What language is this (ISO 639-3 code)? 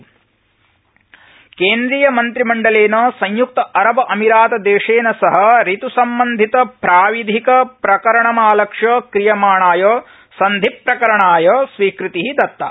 san